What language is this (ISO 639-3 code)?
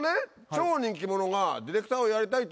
jpn